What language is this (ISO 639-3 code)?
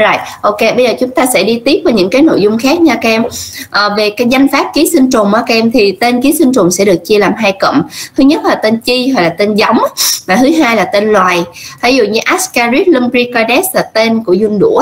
vie